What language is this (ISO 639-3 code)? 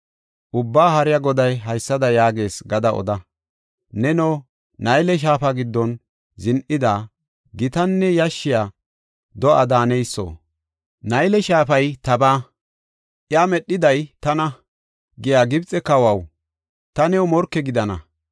gof